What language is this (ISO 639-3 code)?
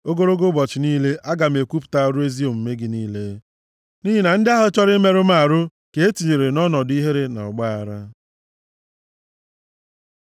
ibo